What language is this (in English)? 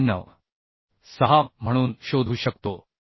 Marathi